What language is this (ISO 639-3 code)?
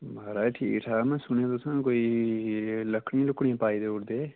doi